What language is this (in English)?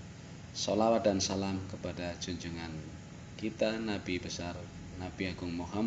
Indonesian